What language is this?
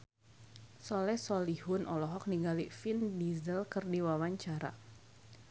Sundanese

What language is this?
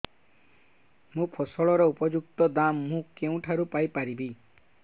Odia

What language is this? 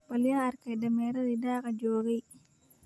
Somali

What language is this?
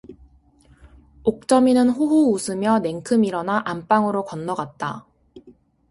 Korean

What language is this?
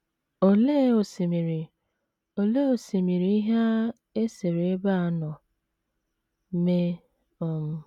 Igbo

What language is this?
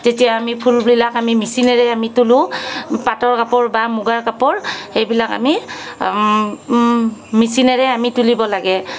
Assamese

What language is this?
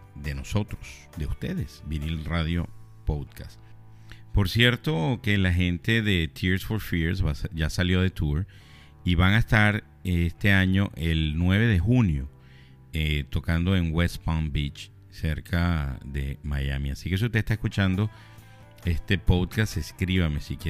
Spanish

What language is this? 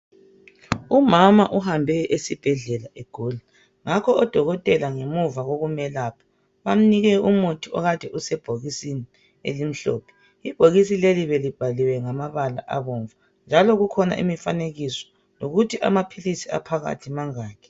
North Ndebele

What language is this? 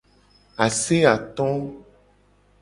Gen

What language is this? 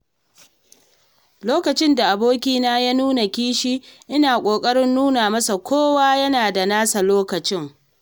Hausa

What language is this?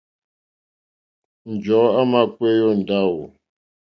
Mokpwe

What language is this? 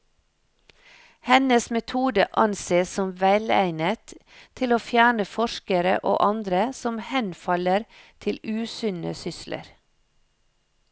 Norwegian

